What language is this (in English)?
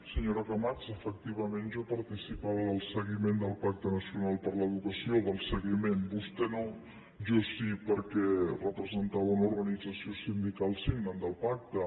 Catalan